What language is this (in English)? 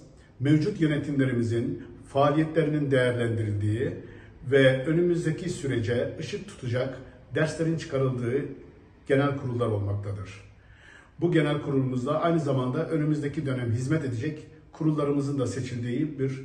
Turkish